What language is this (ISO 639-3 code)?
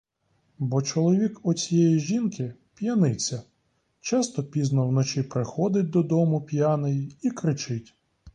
ukr